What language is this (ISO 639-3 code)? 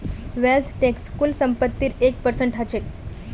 mag